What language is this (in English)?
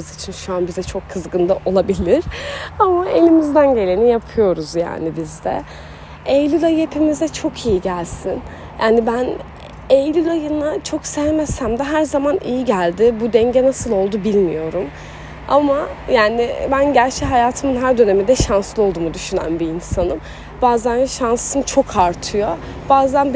Turkish